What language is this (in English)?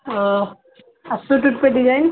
Maithili